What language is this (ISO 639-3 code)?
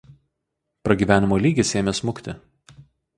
lit